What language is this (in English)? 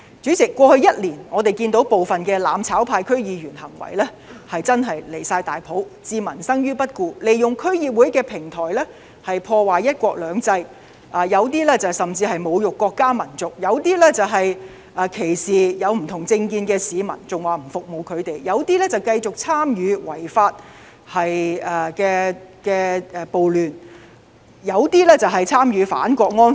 Cantonese